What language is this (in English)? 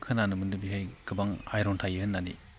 Bodo